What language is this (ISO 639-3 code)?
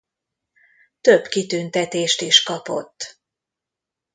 hun